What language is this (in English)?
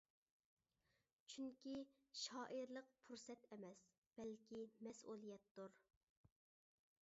Uyghur